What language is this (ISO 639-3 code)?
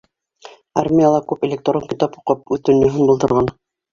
bak